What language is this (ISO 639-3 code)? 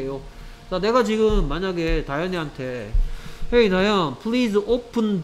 kor